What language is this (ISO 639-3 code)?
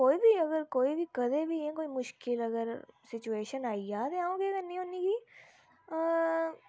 doi